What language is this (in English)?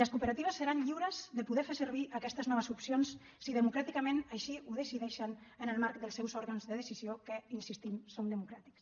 Catalan